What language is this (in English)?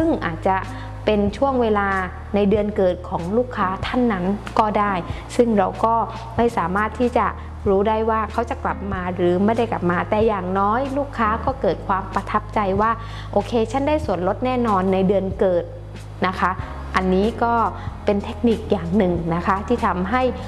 Thai